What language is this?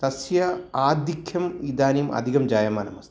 Sanskrit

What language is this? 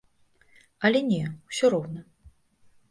Belarusian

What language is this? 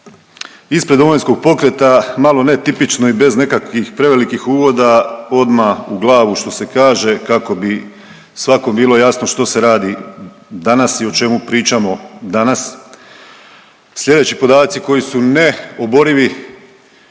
Croatian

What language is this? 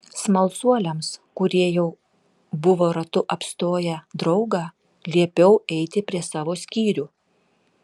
Lithuanian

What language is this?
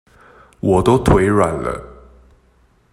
Chinese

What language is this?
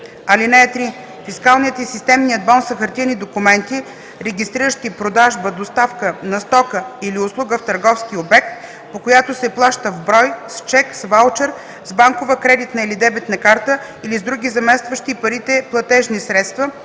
Bulgarian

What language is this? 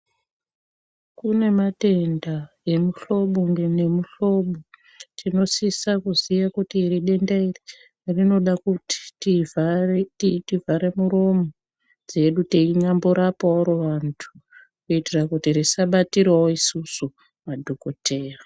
Ndau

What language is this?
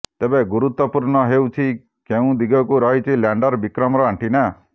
Odia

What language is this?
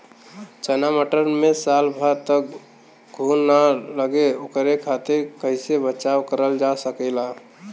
Bhojpuri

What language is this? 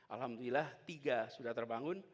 Indonesian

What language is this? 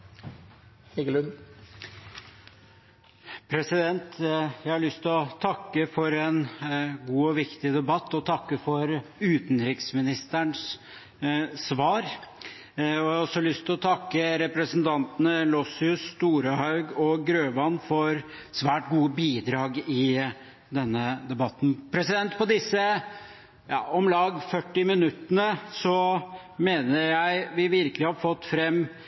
Norwegian Bokmål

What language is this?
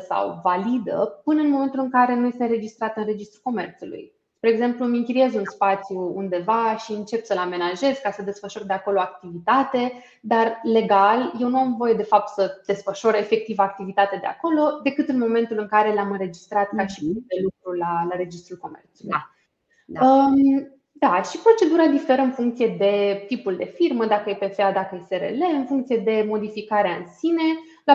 Romanian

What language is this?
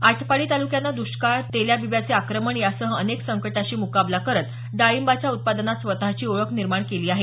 Marathi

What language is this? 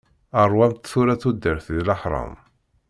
Kabyle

